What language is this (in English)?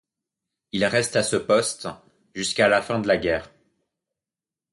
French